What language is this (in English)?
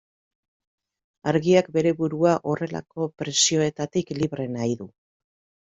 Basque